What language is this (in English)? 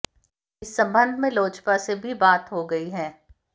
Hindi